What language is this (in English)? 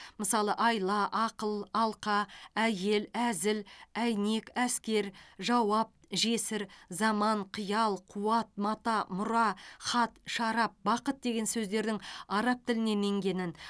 Kazakh